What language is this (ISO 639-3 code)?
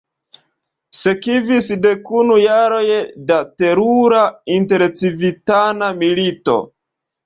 epo